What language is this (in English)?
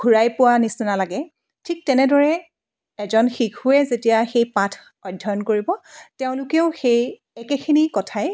Assamese